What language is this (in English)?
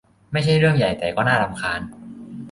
Thai